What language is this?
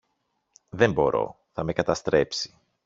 Greek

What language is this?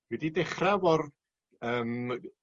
Welsh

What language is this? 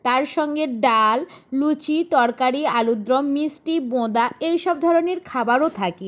Bangla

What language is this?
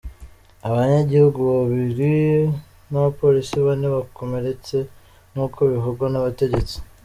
Kinyarwanda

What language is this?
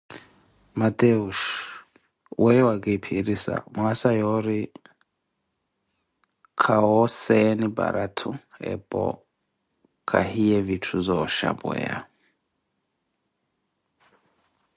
Koti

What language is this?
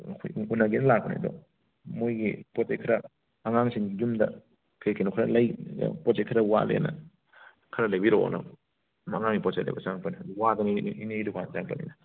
Manipuri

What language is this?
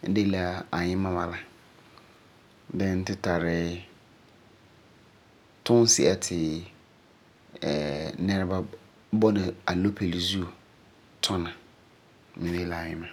Frafra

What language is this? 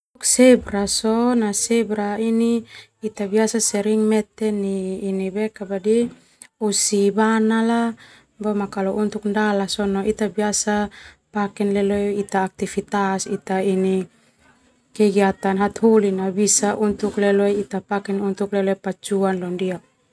Termanu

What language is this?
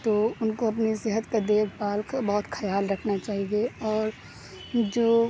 Urdu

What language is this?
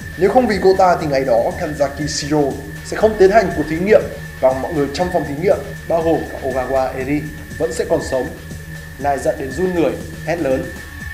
Vietnamese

